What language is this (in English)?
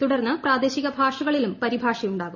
Malayalam